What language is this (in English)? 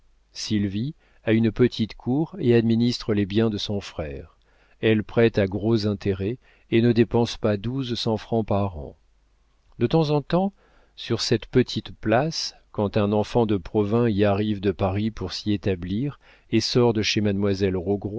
French